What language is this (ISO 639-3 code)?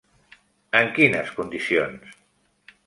cat